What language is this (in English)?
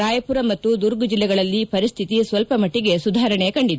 Kannada